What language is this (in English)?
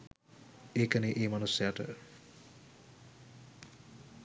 Sinhala